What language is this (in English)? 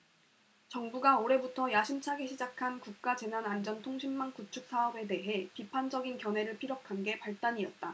Korean